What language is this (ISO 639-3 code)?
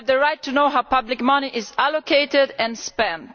eng